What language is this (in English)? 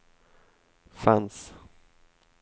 Swedish